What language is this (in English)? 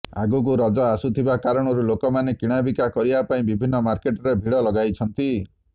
Odia